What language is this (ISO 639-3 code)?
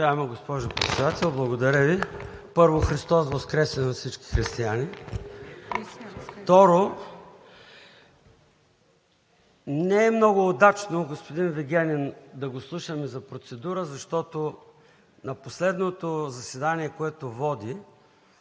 bul